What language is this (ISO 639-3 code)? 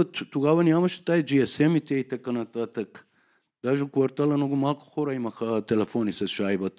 bul